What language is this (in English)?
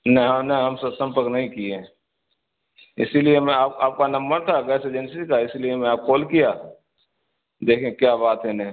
Urdu